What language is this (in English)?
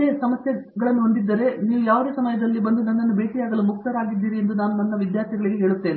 Kannada